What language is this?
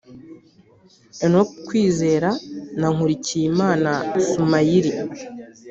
Kinyarwanda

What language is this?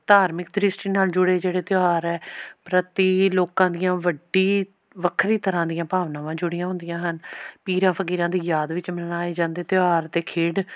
Punjabi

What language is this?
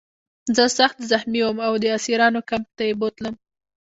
Pashto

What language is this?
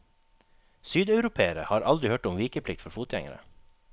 Norwegian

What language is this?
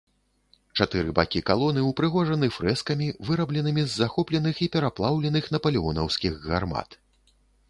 Belarusian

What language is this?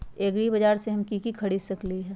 Magahi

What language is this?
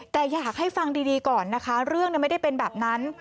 Thai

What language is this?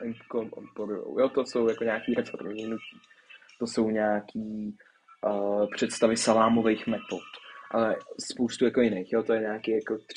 Czech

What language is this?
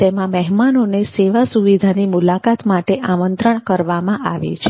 Gujarati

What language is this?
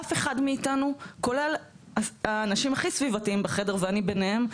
Hebrew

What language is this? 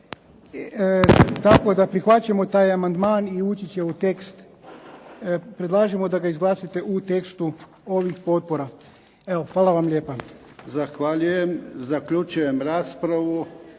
Croatian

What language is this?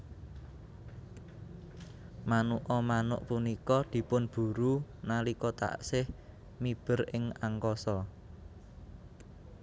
Javanese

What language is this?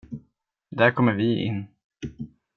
Swedish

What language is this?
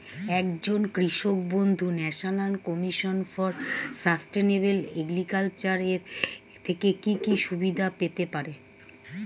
Bangla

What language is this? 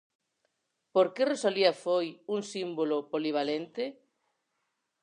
Galician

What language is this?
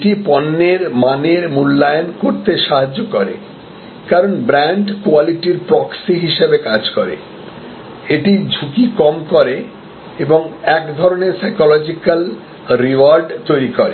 Bangla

